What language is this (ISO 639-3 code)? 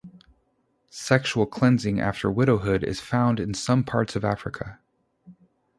eng